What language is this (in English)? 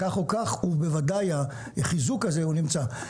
Hebrew